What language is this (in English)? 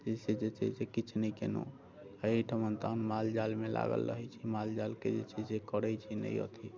Maithili